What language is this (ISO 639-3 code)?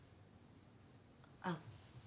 jpn